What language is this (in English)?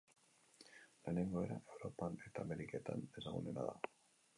Basque